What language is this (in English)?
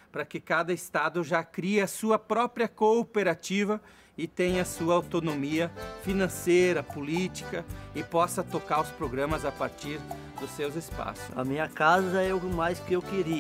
Portuguese